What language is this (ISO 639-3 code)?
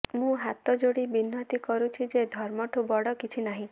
ori